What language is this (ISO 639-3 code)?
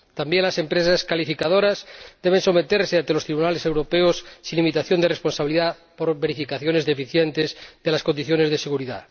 spa